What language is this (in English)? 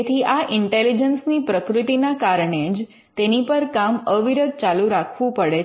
Gujarati